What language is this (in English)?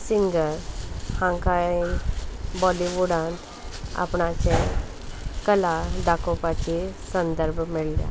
Konkani